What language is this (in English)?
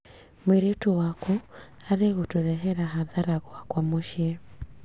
Kikuyu